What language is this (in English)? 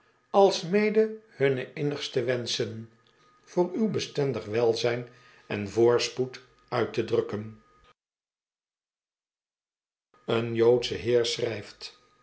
Dutch